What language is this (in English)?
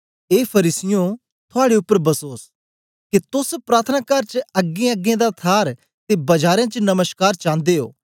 Dogri